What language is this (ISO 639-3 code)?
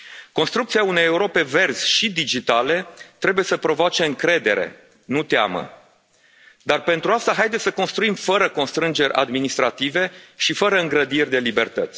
ron